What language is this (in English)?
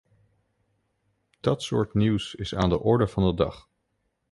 Dutch